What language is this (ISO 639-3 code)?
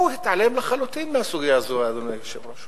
heb